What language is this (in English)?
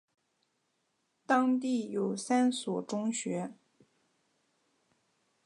Chinese